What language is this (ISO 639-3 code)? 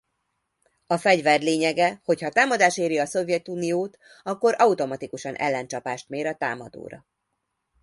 hun